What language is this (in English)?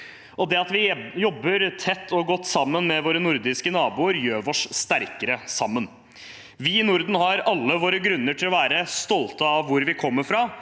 Norwegian